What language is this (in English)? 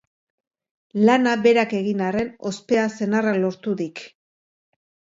Basque